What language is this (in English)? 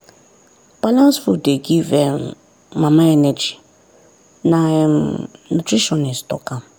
Nigerian Pidgin